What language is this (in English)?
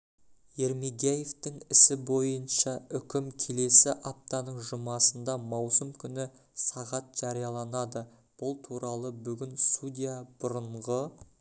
Kazakh